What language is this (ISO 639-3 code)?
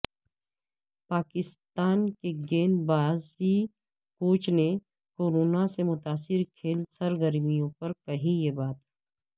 urd